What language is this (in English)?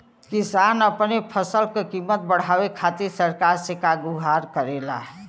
Bhojpuri